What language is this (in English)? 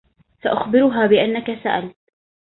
Arabic